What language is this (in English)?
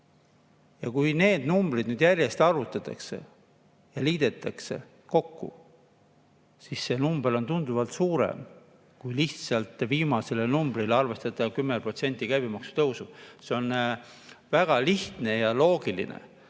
Estonian